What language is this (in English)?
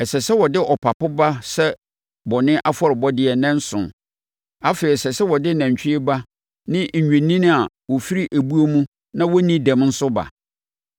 Akan